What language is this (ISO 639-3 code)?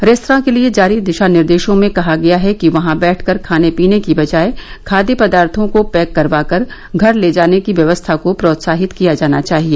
hin